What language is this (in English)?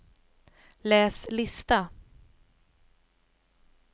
Swedish